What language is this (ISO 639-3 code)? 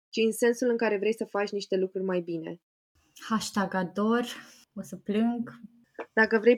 ron